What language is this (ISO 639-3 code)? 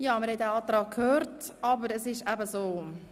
gsw